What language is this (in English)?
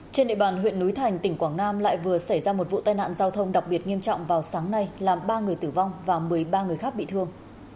Vietnamese